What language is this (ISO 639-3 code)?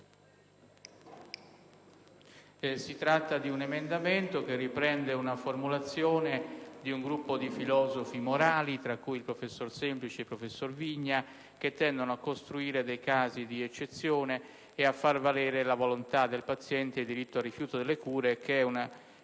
ita